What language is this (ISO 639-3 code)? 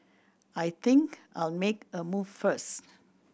eng